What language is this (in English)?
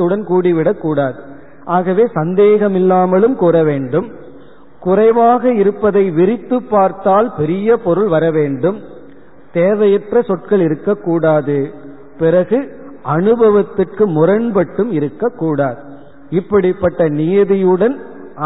Tamil